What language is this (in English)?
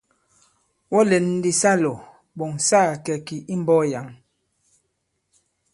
Bankon